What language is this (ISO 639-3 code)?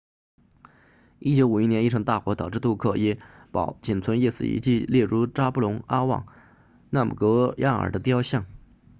zho